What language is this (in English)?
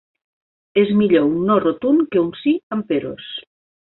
Catalan